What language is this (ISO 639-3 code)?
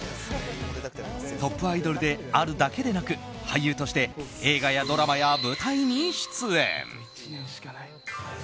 jpn